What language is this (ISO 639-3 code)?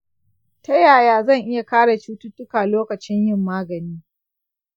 hau